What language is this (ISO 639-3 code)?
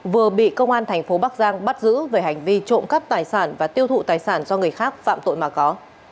vie